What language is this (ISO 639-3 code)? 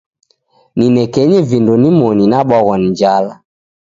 dav